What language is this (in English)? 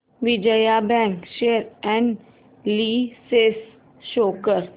Marathi